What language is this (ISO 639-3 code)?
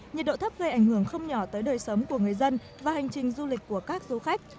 vie